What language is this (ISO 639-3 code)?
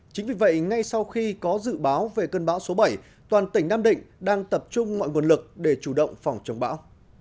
vie